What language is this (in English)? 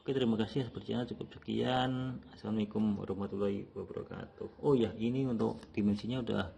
Indonesian